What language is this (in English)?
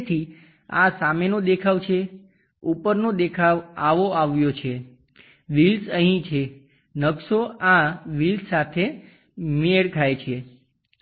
Gujarati